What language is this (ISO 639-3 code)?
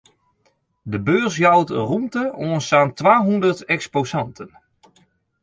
fry